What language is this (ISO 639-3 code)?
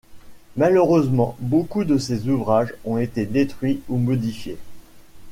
fra